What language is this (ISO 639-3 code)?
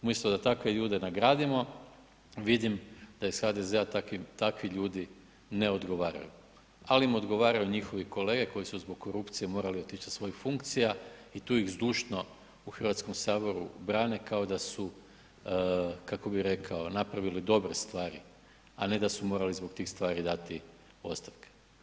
hrv